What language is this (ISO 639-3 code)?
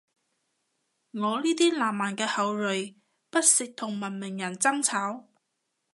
yue